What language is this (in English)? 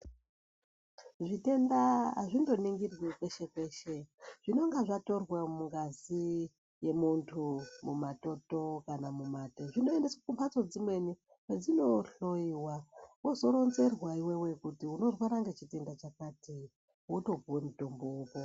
Ndau